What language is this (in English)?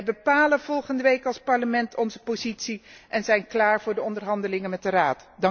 Dutch